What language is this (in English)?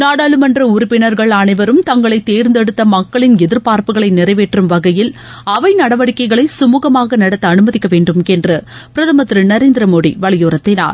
Tamil